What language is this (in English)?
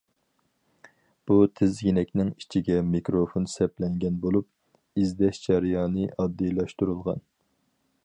Uyghur